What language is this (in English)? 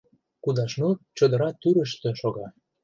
Mari